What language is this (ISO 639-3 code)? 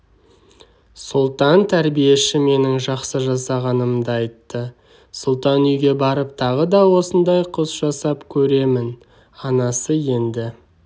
kaz